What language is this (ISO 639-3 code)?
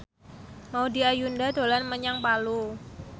jav